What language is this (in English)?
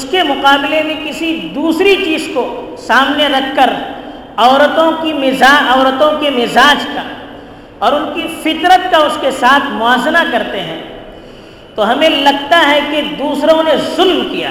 Urdu